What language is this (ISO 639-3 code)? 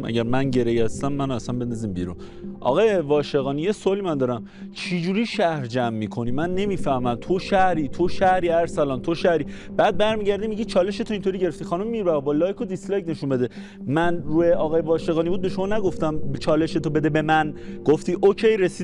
fas